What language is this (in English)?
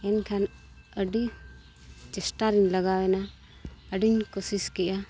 Santali